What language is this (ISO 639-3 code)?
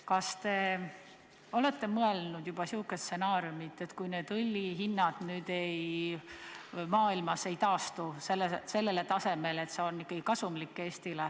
est